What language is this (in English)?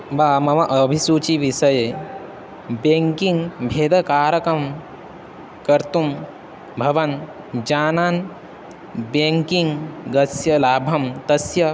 Sanskrit